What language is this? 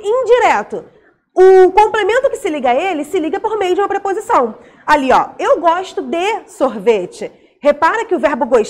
Portuguese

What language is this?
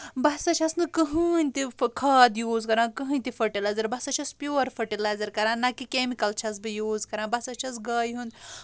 Kashmiri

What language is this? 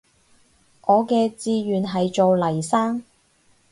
Cantonese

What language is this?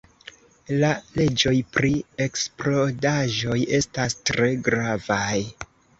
Esperanto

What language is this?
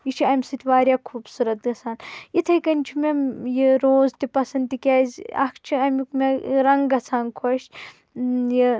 Kashmiri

